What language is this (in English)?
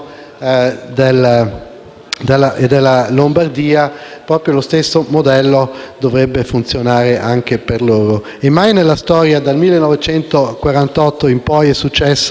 Italian